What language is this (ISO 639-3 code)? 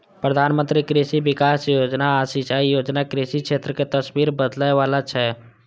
mai